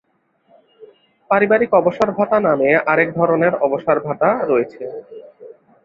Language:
Bangla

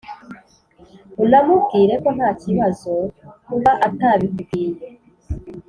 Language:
Kinyarwanda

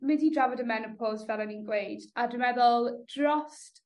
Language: Welsh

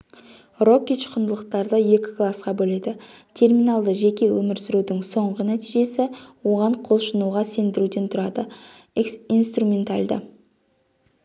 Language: Kazakh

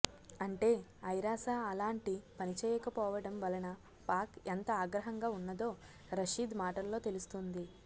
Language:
Telugu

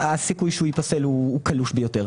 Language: Hebrew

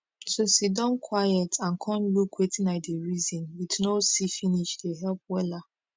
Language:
Nigerian Pidgin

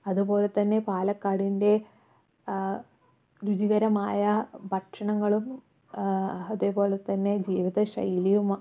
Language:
Malayalam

